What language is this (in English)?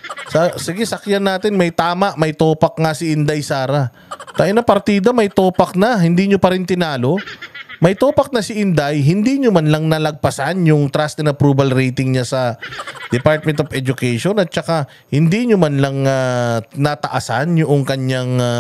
Filipino